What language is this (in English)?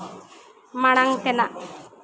Santali